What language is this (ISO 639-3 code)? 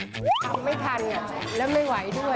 tha